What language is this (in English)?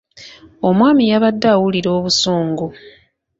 Ganda